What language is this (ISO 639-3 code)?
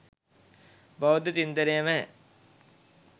sin